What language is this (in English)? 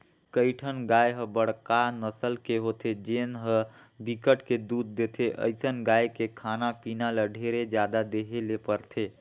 Chhattisgarhi